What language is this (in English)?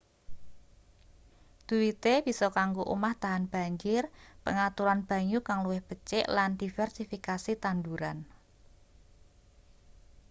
Javanese